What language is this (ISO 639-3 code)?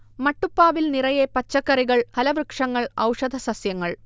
mal